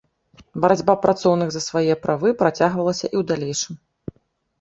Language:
Belarusian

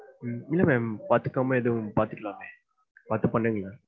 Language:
Tamil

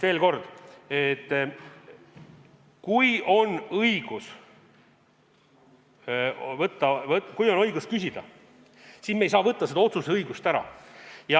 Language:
Estonian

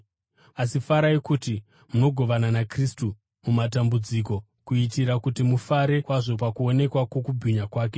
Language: Shona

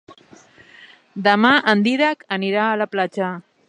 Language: Catalan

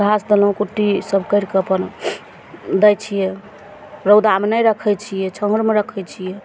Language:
Maithili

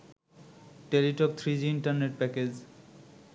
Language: Bangla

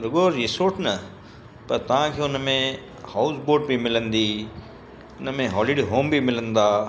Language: Sindhi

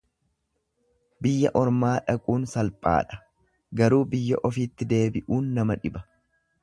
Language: Oromo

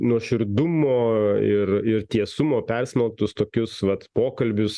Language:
Lithuanian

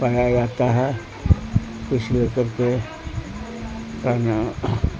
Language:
Urdu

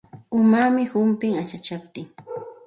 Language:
Santa Ana de Tusi Pasco Quechua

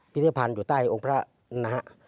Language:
Thai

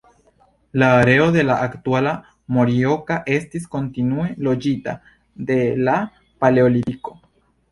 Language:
Esperanto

